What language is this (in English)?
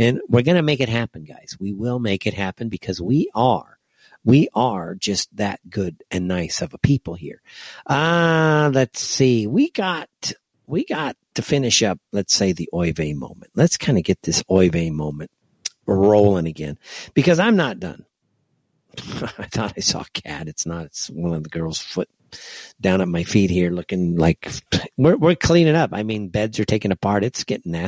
English